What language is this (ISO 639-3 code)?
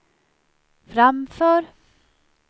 swe